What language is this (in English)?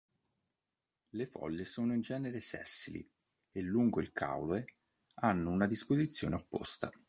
Italian